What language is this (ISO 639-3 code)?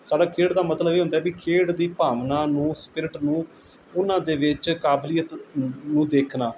pan